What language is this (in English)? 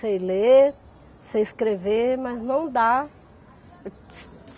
Portuguese